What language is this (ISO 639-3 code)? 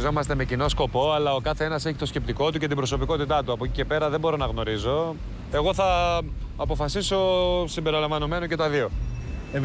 ell